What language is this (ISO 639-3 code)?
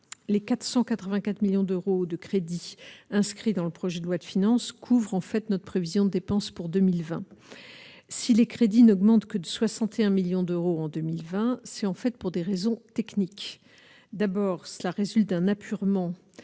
fra